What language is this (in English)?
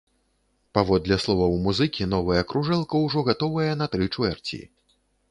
Belarusian